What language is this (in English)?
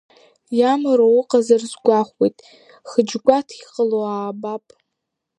Abkhazian